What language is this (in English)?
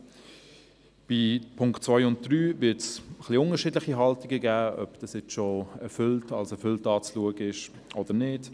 Swiss German